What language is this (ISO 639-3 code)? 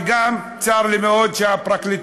heb